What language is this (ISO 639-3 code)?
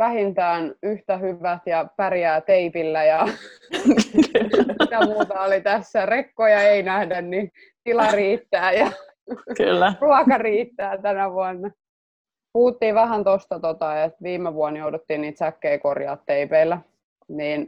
fin